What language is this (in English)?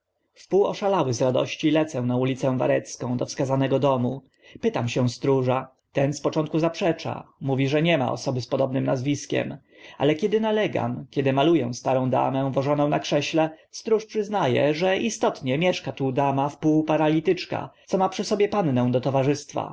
Polish